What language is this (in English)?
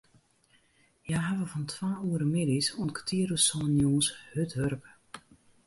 Western Frisian